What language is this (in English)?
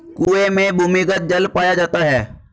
Hindi